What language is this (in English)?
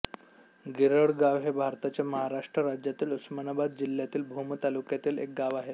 Marathi